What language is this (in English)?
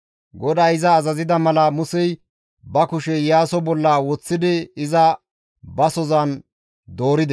Gamo